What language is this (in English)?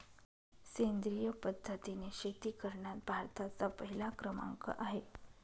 Marathi